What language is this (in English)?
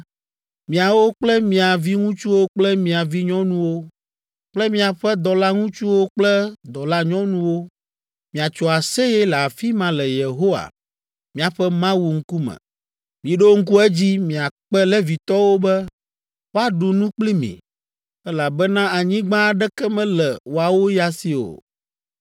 Ewe